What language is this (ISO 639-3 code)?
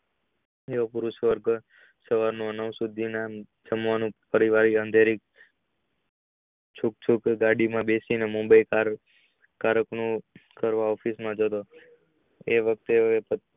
guj